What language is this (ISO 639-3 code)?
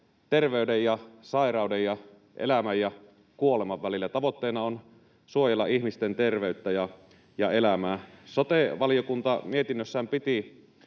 fin